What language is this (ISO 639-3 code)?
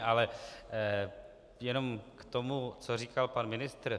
ces